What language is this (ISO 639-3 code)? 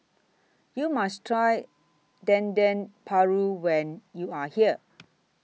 eng